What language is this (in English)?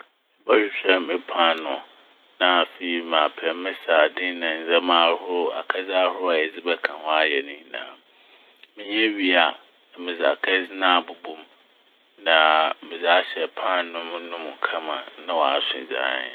Akan